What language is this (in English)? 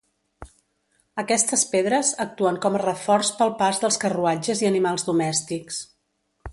Catalan